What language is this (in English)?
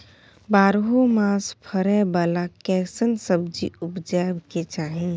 Maithili